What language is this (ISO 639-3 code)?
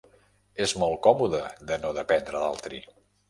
cat